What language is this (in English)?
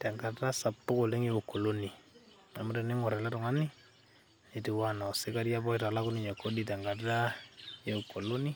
Masai